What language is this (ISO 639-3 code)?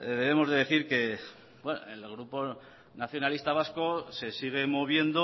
spa